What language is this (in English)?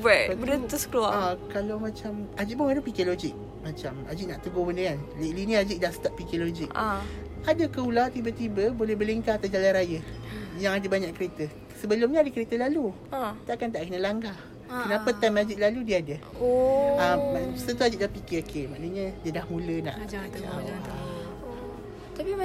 Malay